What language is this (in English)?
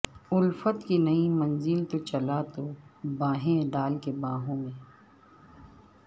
Urdu